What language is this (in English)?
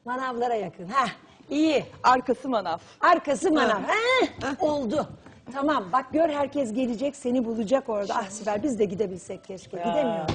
Turkish